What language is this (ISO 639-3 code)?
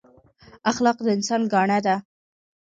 pus